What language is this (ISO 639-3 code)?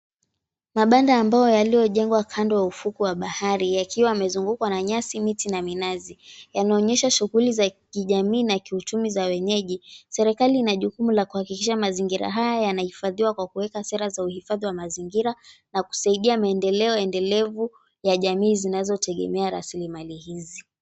swa